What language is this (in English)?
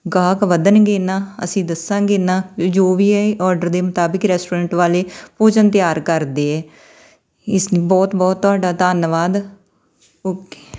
Punjabi